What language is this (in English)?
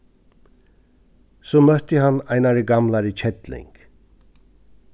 Faroese